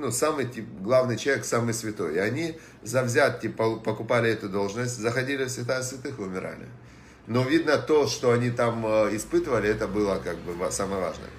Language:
Russian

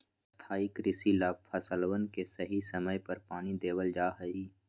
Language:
Magahi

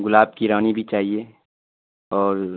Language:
Urdu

